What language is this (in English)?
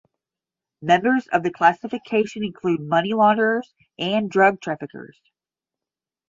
English